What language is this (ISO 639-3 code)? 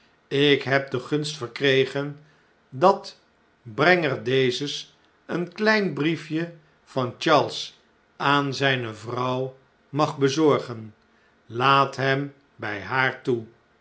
nld